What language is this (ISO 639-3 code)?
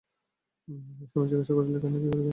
ben